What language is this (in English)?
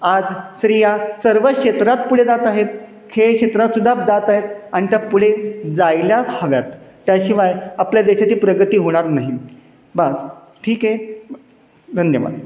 Marathi